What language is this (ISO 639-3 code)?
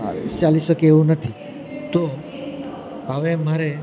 guj